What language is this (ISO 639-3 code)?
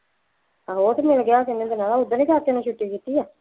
pan